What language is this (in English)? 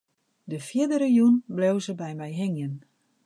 Western Frisian